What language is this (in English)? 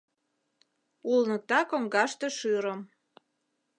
Mari